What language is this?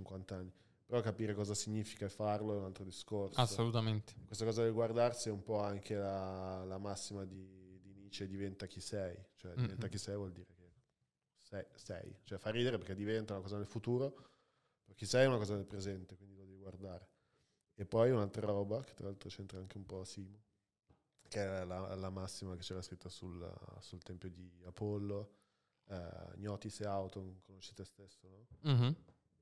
Italian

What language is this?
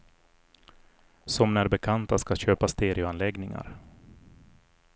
Swedish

